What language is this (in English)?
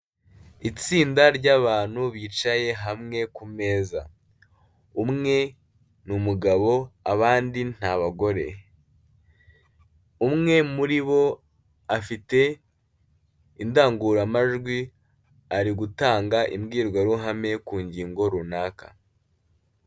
Kinyarwanda